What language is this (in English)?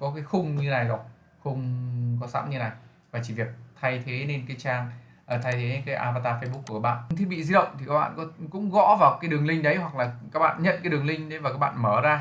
Vietnamese